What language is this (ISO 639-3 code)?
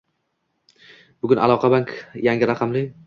uzb